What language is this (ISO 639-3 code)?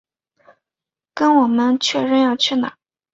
zho